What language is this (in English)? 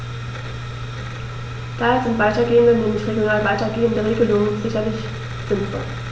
German